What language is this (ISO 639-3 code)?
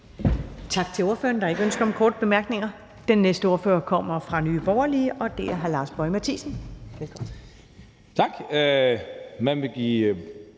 dan